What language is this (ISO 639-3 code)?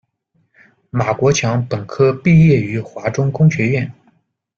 zho